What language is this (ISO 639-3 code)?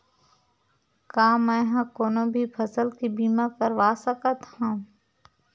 hne